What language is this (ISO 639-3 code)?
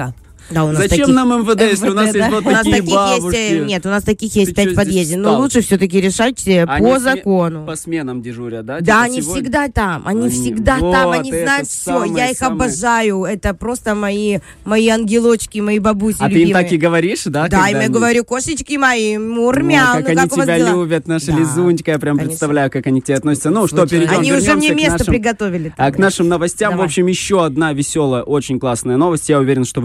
rus